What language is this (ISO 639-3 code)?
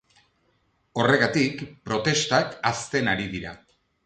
eus